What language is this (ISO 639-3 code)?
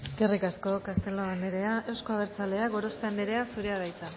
eus